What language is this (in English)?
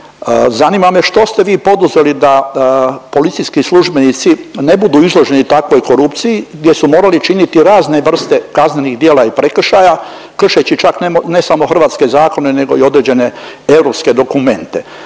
Croatian